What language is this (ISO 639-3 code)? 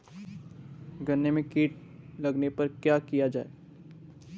hin